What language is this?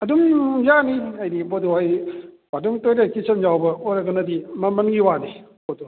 Manipuri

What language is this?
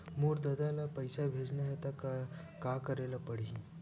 Chhattisgarhi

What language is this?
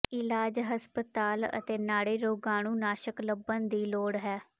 Punjabi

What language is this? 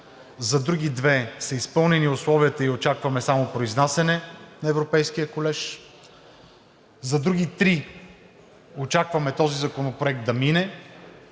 Bulgarian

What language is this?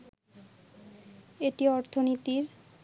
Bangla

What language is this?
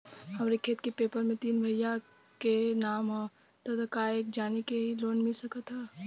Bhojpuri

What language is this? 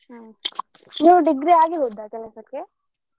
Kannada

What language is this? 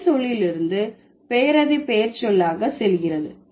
Tamil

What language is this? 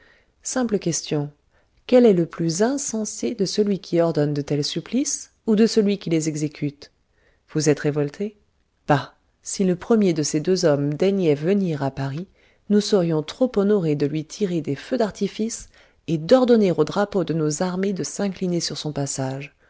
French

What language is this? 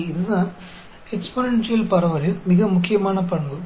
Hindi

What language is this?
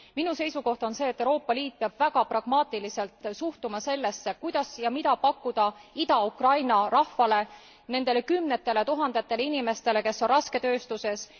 Estonian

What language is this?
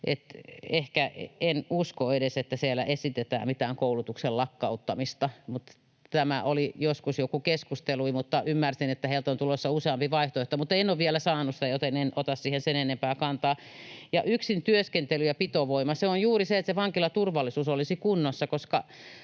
Finnish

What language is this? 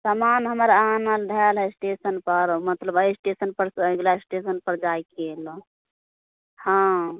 Maithili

